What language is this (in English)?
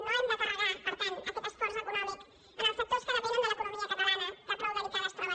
Catalan